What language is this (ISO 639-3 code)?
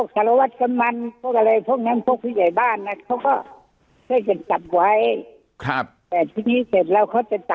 tha